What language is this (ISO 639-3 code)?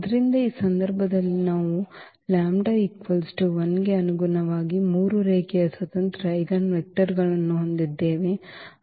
kan